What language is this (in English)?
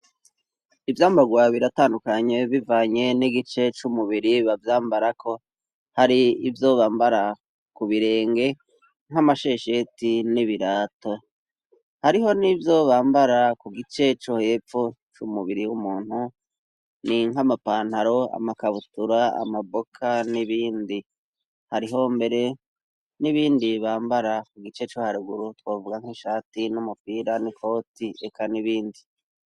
Rundi